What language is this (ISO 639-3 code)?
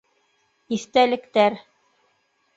bak